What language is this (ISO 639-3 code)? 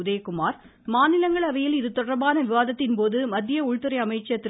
tam